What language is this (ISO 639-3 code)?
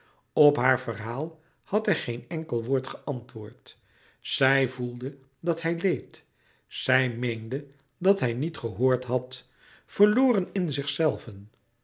nld